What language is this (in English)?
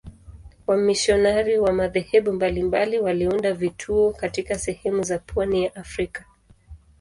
Swahili